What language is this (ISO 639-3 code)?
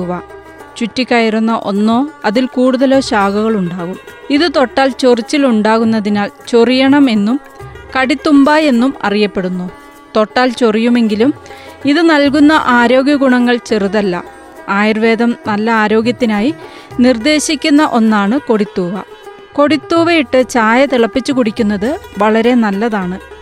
mal